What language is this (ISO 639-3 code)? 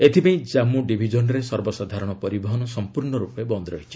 ori